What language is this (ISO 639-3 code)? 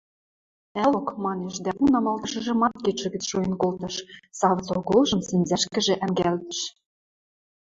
mrj